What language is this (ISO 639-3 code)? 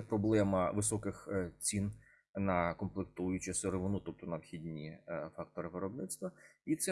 ukr